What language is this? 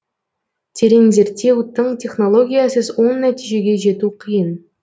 Kazakh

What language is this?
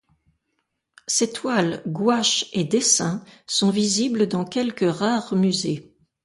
French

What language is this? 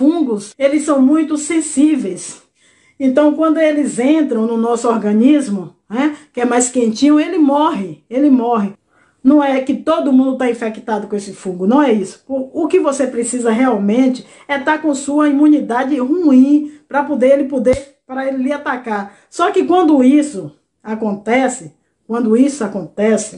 Portuguese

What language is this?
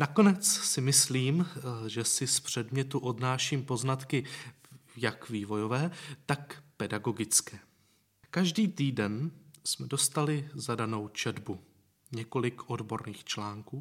Czech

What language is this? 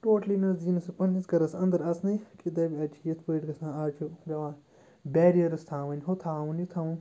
Kashmiri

